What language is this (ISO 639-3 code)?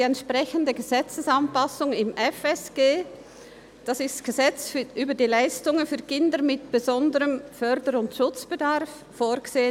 gsw